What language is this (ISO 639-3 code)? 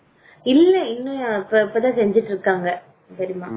tam